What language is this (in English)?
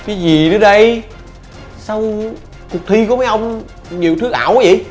Vietnamese